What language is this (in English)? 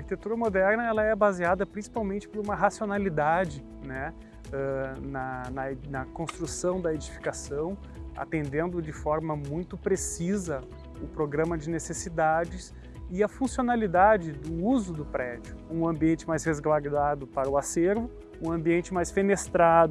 Portuguese